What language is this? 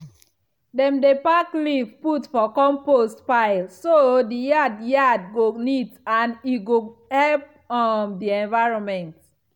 Nigerian Pidgin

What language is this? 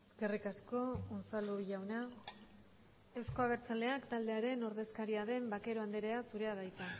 Basque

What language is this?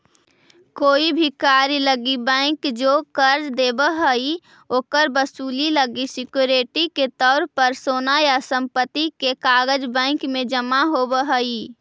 Magahi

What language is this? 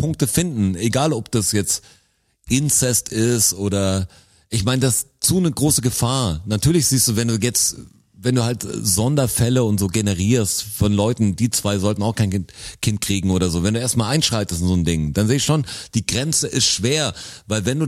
German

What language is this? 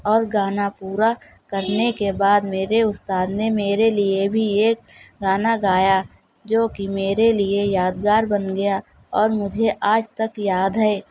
Urdu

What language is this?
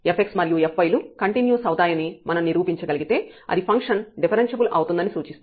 Telugu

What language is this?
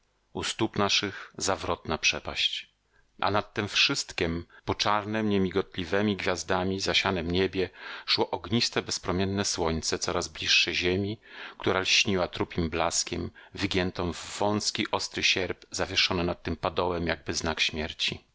Polish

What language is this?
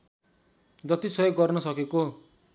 Nepali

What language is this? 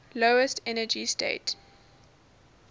English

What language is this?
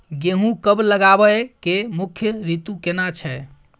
Maithili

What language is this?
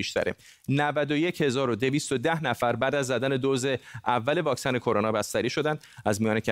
Persian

